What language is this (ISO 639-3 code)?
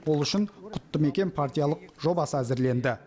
kaz